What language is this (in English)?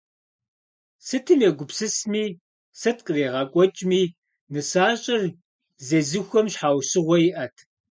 Kabardian